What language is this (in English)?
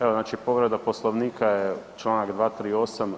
Croatian